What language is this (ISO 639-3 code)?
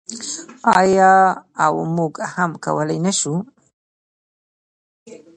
pus